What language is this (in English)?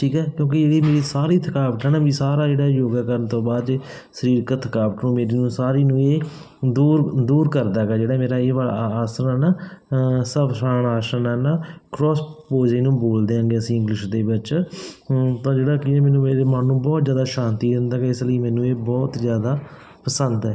Punjabi